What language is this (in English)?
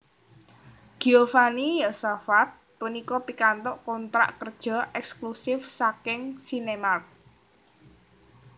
Javanese